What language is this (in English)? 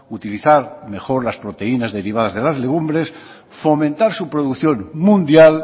Spanish